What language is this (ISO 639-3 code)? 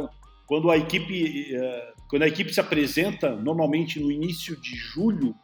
por